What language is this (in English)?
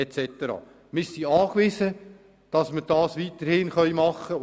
Swiss German